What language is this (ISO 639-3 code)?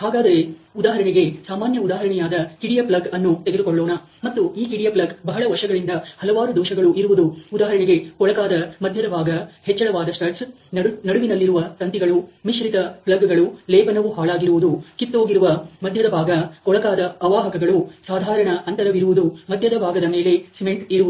kan